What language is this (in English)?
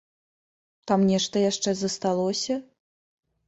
Belarusian